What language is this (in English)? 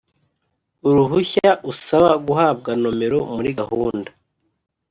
Kinyarwanda